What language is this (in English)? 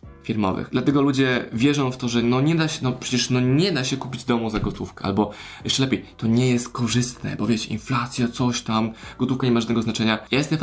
Polish